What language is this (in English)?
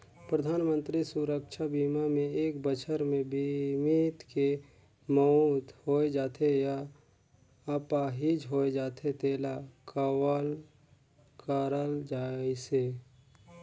Chhattisgarhi